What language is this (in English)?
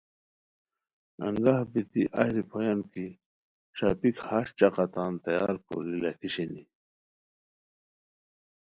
Khowar